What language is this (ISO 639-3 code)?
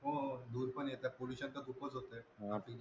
mar